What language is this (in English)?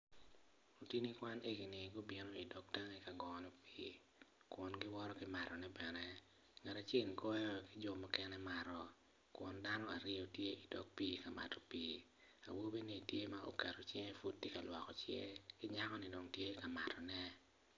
Acoli